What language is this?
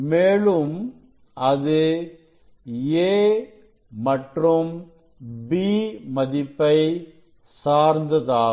Tamil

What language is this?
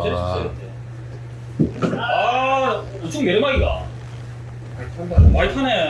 Korean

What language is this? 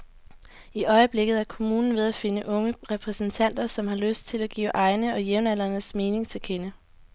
Danish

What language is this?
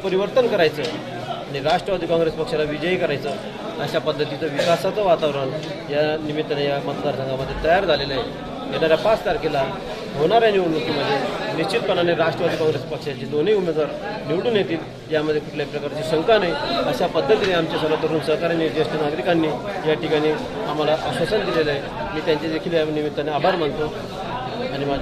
Hindi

